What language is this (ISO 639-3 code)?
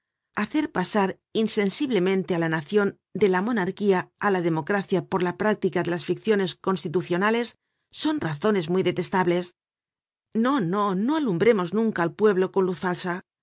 spa